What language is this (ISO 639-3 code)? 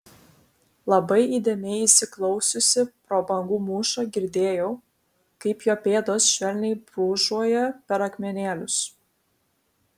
lit